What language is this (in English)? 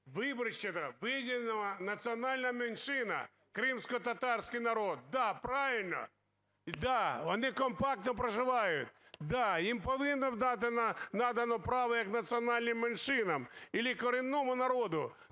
Ukrainian